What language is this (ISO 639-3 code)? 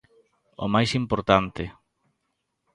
glg